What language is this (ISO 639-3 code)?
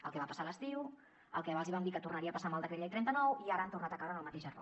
cat